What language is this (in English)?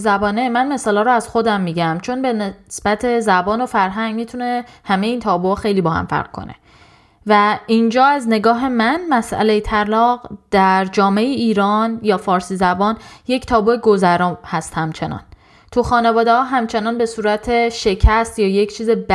Persian